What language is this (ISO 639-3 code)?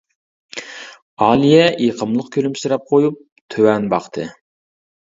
uig